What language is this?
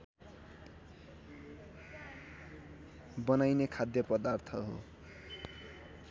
Nepali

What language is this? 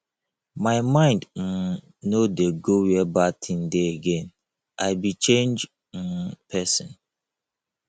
Nigerian Pidgin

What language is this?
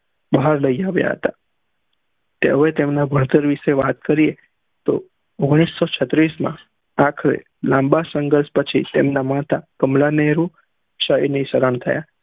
Gujarati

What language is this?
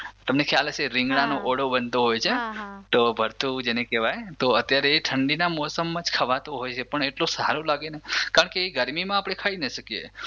Gujarati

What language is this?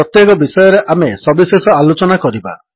Odia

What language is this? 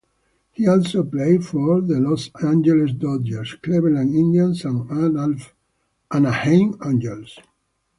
English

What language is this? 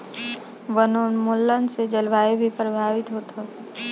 Bhojpuri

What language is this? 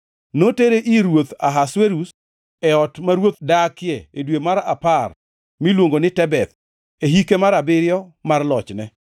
Luo (Kenya and Tanzania)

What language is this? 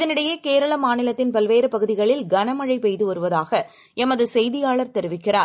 Tamil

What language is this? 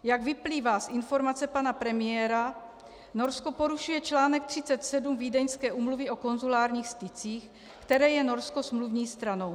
Czech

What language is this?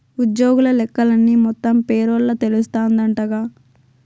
Telugu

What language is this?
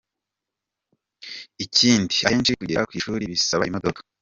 Kinyarwanda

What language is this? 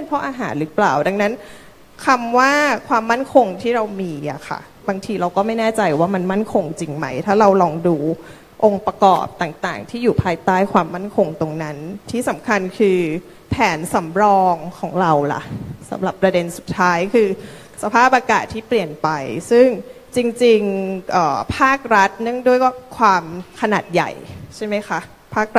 Thai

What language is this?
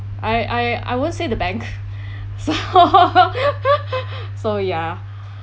English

